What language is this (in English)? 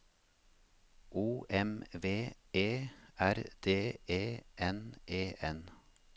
Norwegian